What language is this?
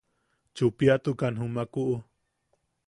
Yaqui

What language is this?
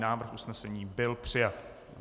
Czech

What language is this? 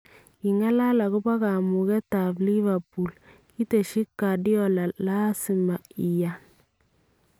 Kalenjin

